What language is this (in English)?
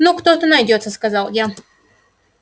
Russian